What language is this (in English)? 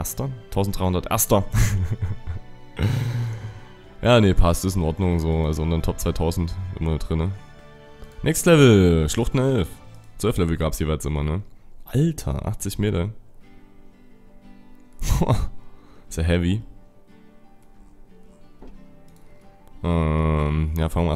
German